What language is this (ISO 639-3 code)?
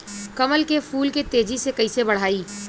bho